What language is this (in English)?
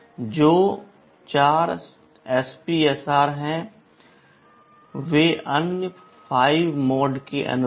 Hindi